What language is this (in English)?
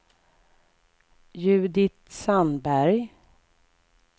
Swedish